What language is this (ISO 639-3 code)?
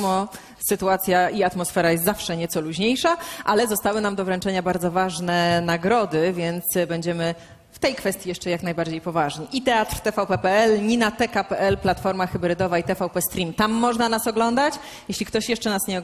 pol